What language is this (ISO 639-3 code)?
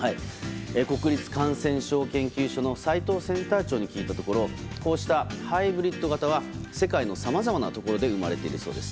jpn